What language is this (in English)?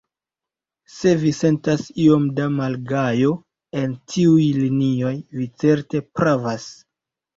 Esperanto